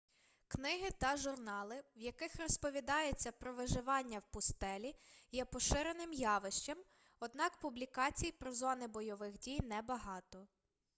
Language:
Ukrainian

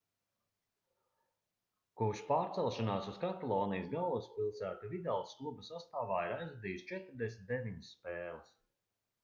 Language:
Latvian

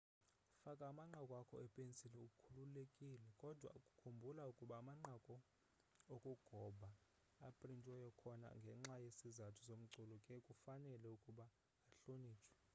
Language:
Xhosa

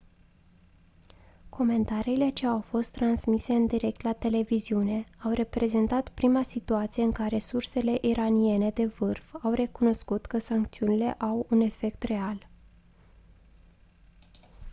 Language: Romanian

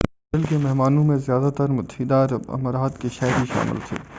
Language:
Urdu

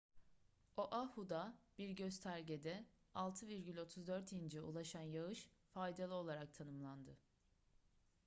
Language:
Turkish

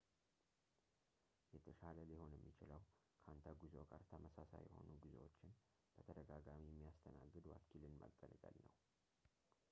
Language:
Amharic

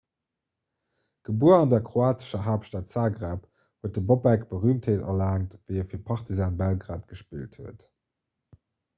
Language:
Luxembourgish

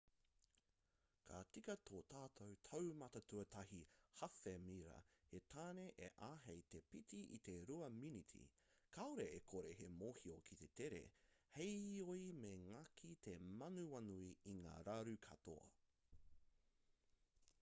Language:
Māori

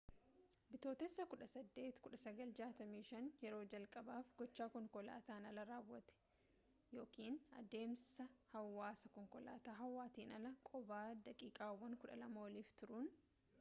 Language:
Oromo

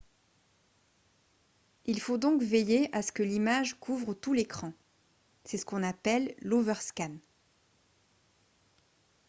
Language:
French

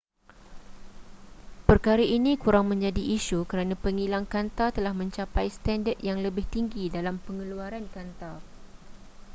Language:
Malay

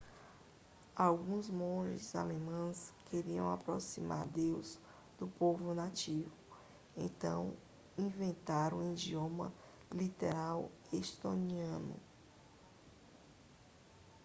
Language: Portuguese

